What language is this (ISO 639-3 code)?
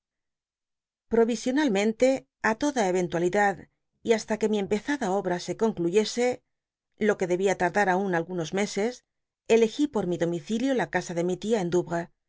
spa